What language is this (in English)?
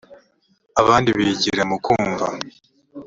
Kinyarwanda